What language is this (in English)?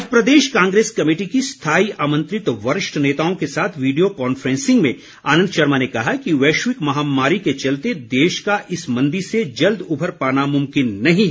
Hindi